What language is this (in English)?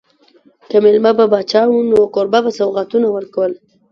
Pashto